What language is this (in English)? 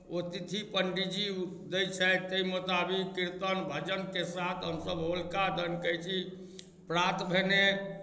Maithili